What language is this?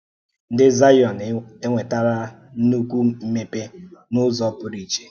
Igbo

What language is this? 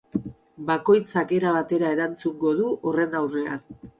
Basque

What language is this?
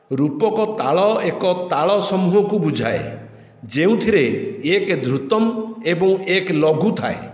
Odia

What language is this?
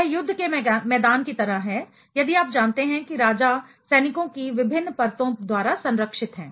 Hindi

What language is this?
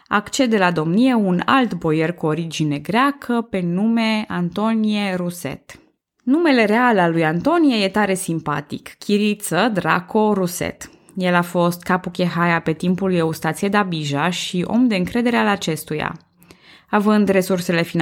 Romanian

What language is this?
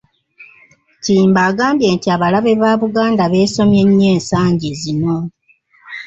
Ganda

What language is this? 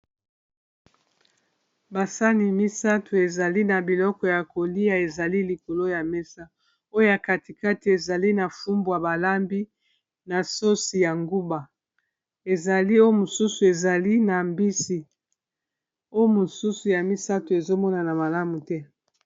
Lingala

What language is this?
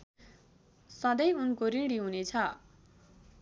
Nepali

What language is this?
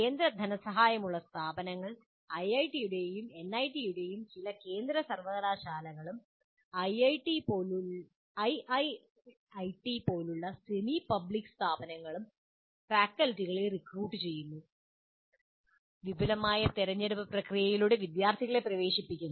Malayalam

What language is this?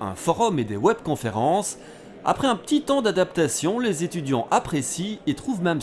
French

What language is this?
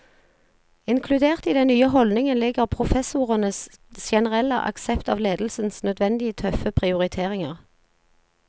Norwegian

